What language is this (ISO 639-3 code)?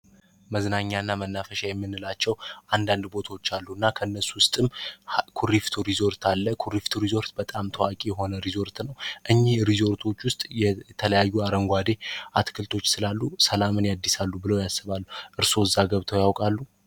amh